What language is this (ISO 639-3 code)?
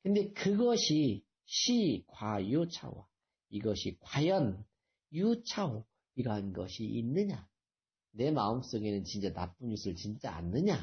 kor